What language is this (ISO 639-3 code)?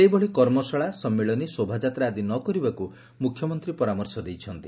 ori